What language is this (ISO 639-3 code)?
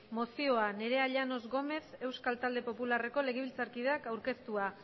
eus